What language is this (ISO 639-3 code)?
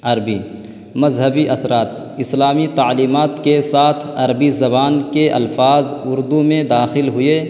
urd